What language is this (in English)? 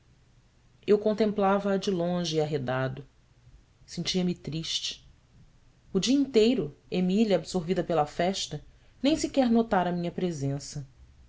Portuguese